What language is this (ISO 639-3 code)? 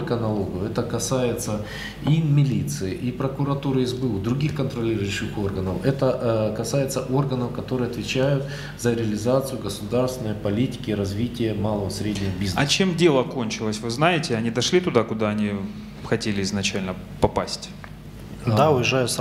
rus